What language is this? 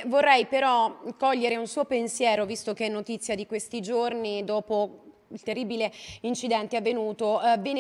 Italian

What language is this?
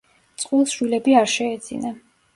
Georgian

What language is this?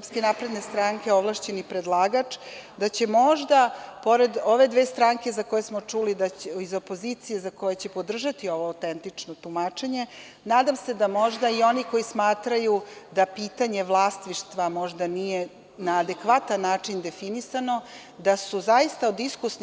Serbian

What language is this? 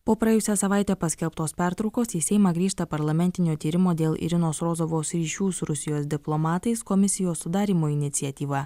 Lithuanian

